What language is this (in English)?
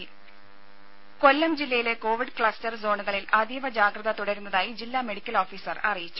Malayalam